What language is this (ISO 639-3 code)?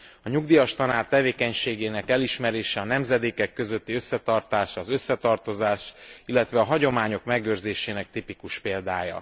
hun